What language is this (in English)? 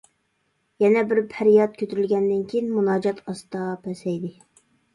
Uyghur